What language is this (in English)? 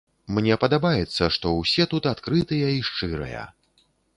Belarusian